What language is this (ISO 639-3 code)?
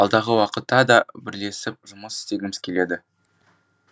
kaz